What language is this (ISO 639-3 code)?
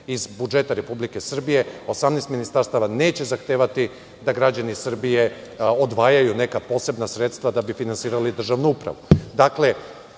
srp